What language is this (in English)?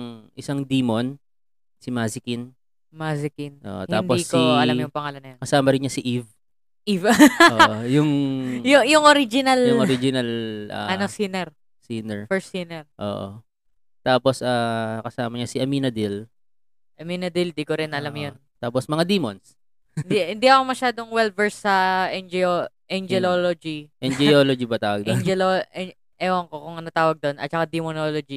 Filipino